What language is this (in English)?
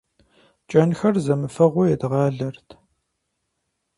Kabardian